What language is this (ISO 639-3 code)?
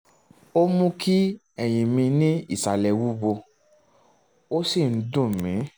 yor